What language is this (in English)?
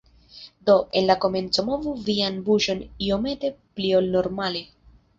Esperanto